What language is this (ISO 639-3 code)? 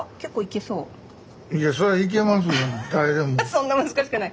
jpn